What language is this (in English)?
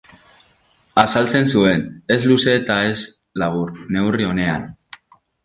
Basque